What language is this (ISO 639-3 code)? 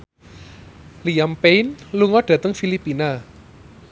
jav